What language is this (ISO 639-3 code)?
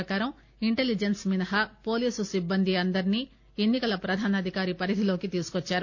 tel